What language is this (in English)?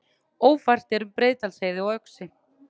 Icelandic